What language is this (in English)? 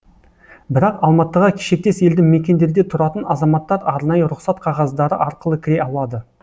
Kazakh